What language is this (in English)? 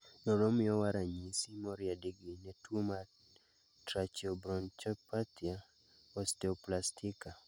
Luo (Kenya and Tanzania)